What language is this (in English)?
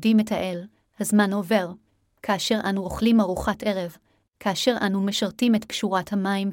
Hebrew